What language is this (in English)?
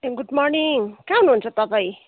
Nepali